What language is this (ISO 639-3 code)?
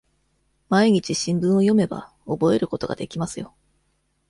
jpn